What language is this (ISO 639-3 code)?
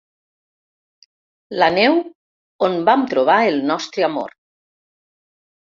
cat